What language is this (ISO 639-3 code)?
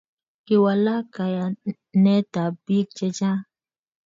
kln